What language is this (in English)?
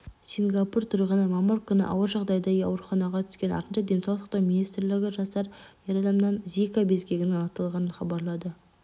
Kazakh